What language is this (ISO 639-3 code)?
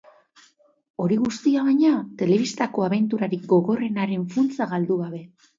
eus